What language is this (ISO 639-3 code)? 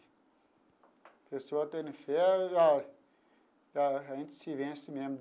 por